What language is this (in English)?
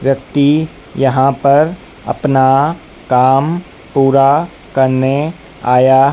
Hindi